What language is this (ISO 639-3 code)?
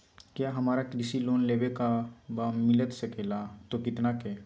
mag